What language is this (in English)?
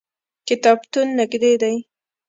Pashto